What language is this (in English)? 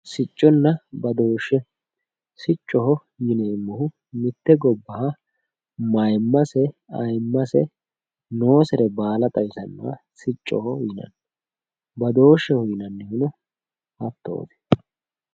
Sidamo